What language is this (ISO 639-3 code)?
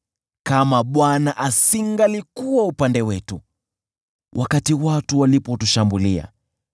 swa